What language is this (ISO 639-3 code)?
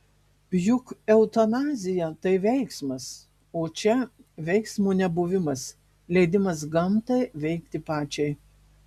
lit